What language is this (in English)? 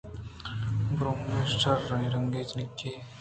Eastern Balochi